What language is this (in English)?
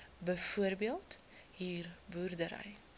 Afrikaans